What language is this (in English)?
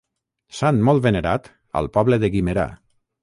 Catalan